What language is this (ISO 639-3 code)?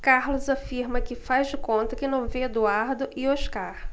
por